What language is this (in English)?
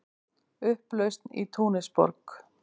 Icelandic